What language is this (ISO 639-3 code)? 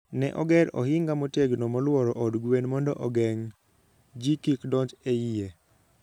luo